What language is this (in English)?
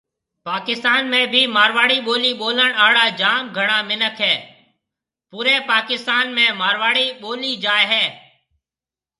Marwari (Pakistan)